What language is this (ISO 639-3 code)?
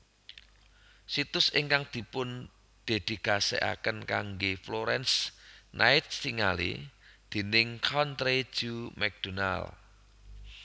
jav